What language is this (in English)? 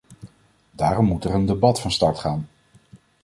Dutch